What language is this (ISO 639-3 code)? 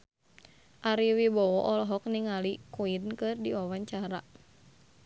sun